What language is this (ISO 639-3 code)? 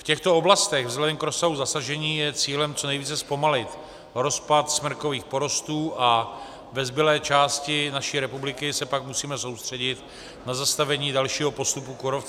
ces